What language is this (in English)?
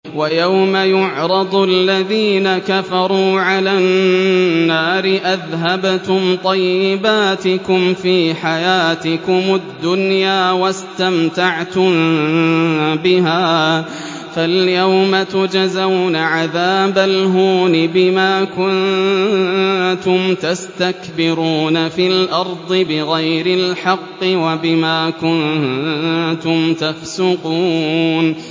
Arabic